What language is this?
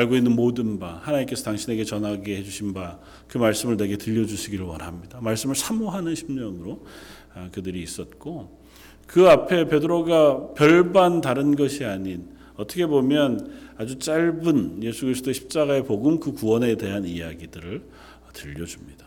Korean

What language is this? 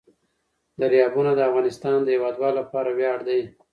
Pashto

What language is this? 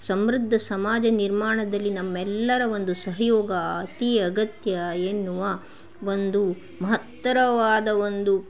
Kannada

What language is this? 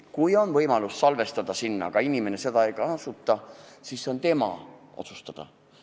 Estonian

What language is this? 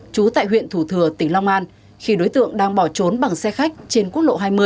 Vietnamese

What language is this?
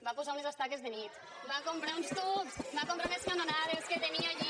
Catalan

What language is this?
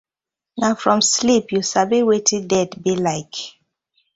Nigerian Pidgin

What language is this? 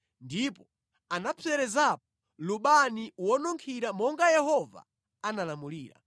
Nyanja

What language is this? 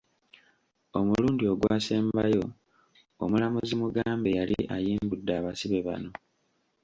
Ganda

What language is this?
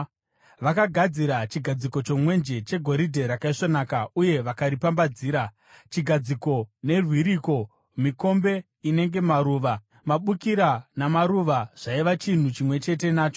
Shona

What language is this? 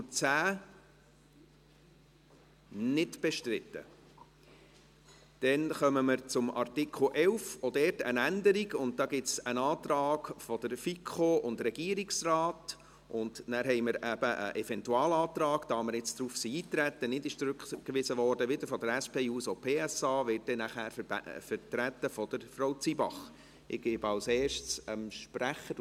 Swiss German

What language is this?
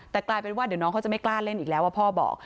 Thai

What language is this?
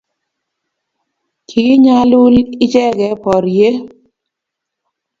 Kalenjin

